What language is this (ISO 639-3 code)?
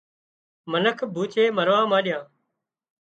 kxp